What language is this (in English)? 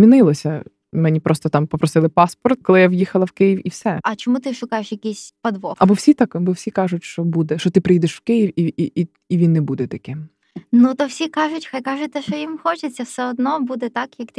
Ukrainian